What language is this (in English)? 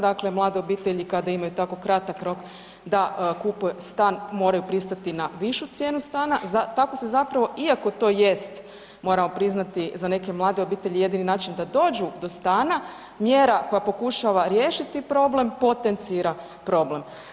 Croatian